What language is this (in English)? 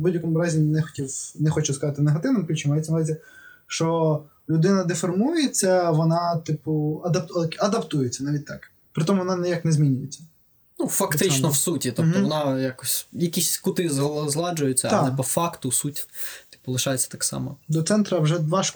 Ukrainian